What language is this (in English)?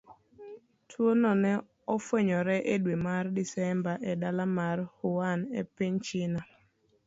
Luo (Kenya and Tanzania)